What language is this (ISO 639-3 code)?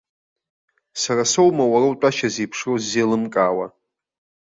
abk